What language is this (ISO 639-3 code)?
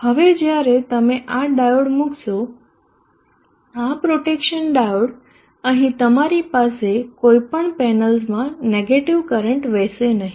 guj